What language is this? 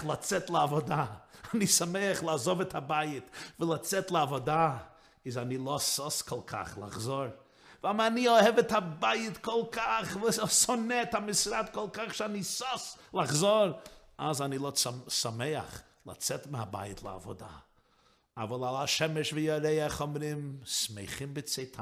Hebrew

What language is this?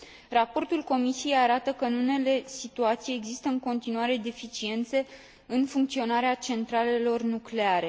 Romanian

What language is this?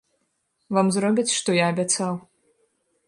Belarusian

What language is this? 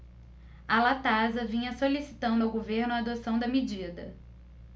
Portuguese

